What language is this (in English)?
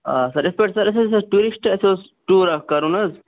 Kashmiri